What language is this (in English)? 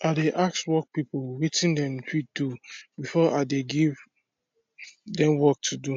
Nigerian Pidgin